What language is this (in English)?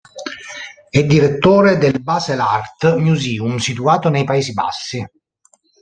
Italian